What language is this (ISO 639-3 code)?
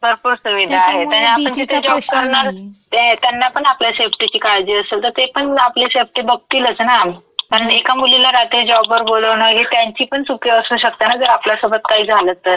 mar